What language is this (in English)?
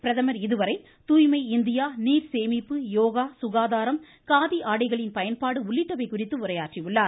Tamil